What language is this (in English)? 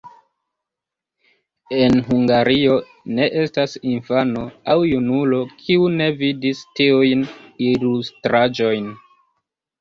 Esperanto